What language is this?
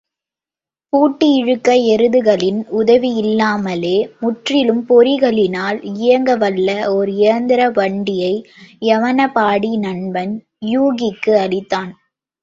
Tamil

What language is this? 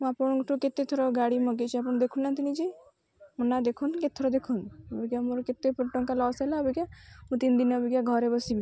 Odia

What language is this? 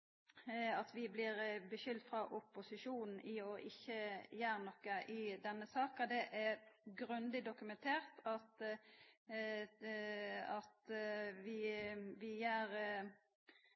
Norwegian Nynorsk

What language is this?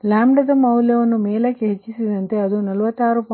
Kannada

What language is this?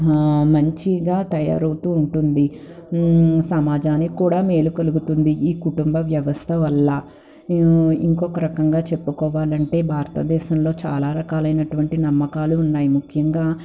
Telugu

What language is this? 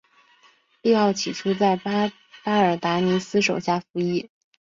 Chinese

